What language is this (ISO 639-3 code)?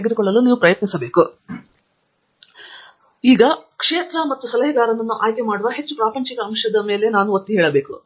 kan